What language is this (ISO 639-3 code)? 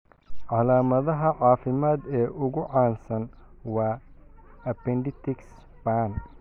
som